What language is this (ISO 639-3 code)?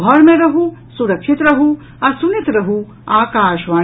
mai